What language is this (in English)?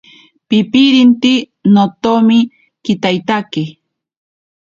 Ashéninka Perené